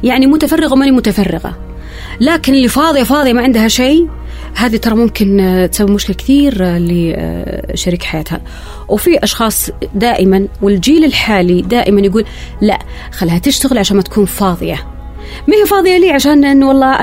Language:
Arabic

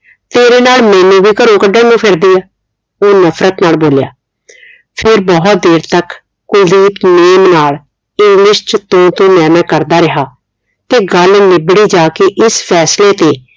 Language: Punjabi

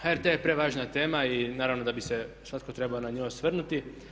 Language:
Croatian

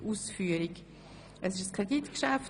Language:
Swiss German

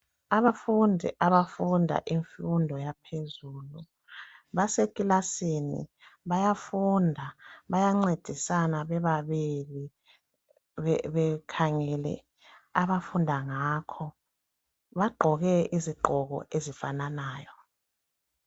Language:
North Ndebele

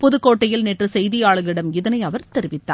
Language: Tamil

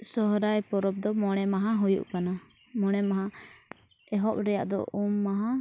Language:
Santali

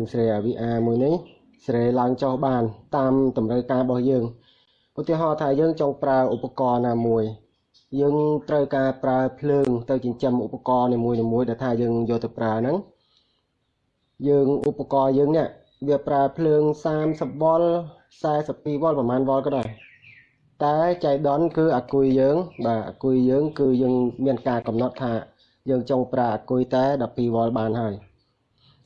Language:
Vietnamese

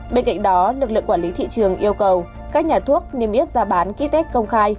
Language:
Vietnamese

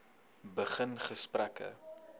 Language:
Afrikaans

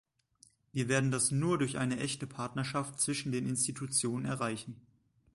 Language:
German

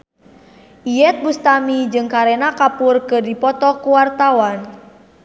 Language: Sundanese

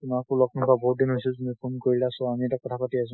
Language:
Assamese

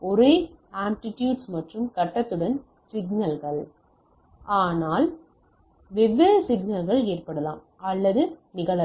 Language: Tamil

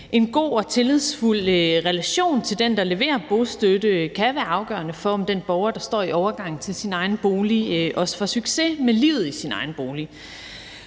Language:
Danish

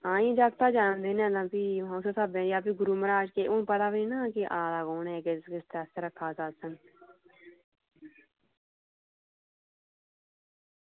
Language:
Dogri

